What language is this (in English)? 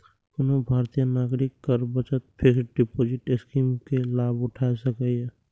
Maithili